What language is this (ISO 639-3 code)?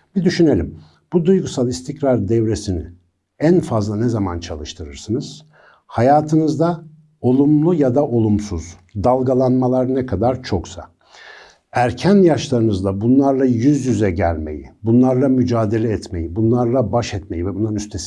tur